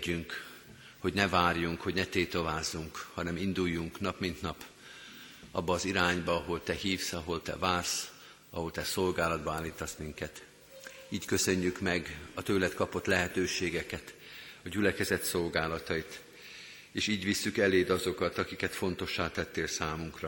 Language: Hungarian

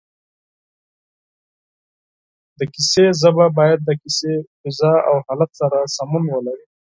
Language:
Pashto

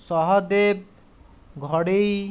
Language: Odia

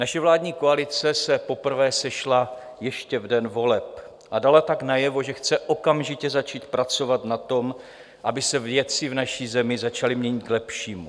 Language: Czech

